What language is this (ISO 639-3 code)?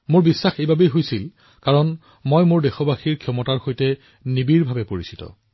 asm